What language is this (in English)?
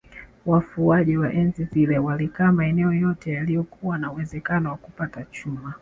Swahili